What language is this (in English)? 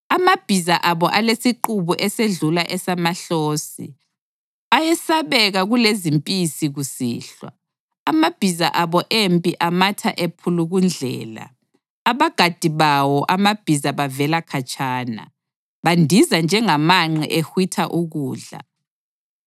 North Ndebele